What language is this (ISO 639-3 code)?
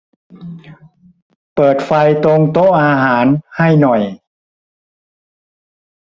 tha